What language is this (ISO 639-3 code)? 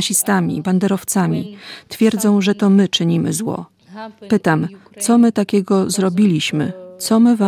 pol